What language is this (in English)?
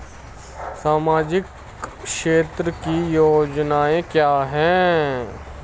Hindi